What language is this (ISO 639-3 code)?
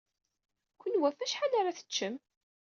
kab